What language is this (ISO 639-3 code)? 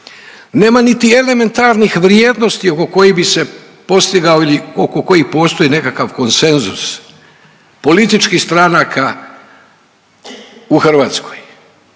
hrv